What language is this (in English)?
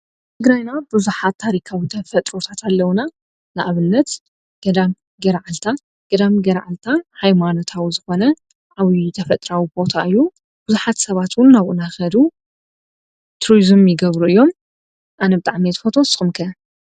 Tigrinya